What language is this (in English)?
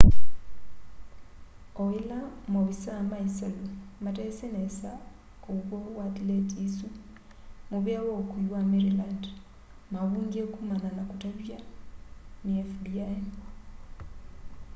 Kamba